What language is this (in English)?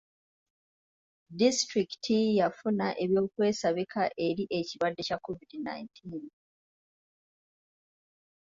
Ganda